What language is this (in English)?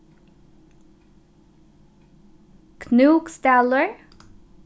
Faroese